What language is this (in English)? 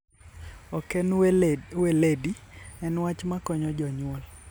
Luo (Kenya and Tanzania)